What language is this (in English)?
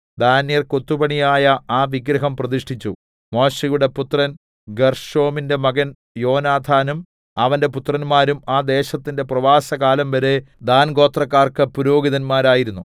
Malayalam